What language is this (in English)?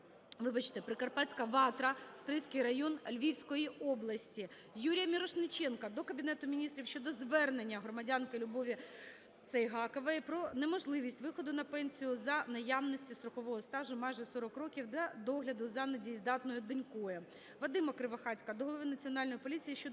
Ukrainian